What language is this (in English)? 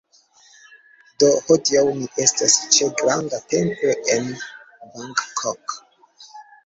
Esperanto